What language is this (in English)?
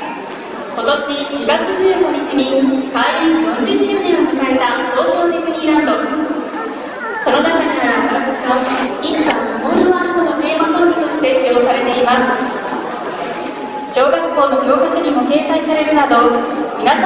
Japanese